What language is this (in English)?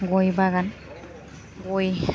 Bodo